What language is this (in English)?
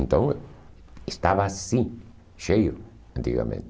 Portuguese